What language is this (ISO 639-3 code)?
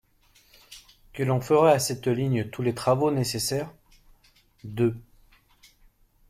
fra